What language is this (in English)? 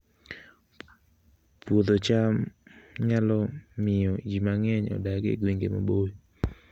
Luo (Kenya and Tanzania)